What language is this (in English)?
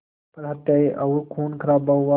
Hindi